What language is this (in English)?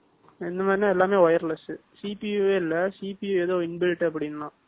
Tamil